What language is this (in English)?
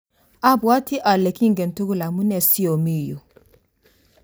Kalenjin